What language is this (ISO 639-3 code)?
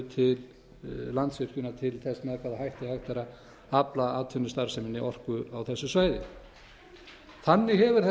isl